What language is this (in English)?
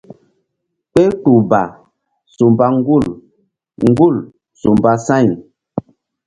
Mbum